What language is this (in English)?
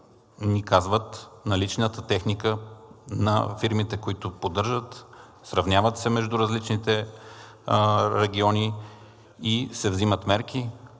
Bulgarian